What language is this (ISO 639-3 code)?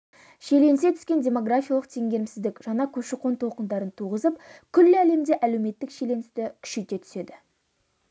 kaz